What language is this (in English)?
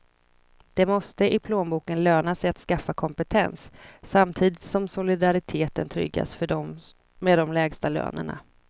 Swedish